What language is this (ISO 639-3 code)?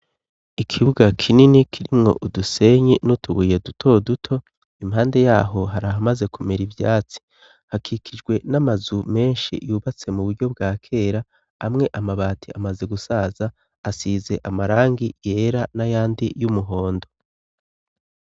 run